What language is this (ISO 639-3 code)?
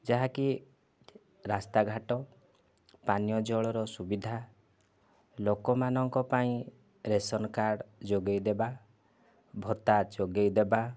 ori